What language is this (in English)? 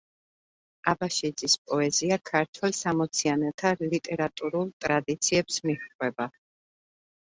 Georgian